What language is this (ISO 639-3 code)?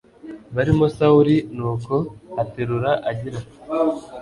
kin